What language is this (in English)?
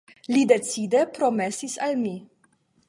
Esperanto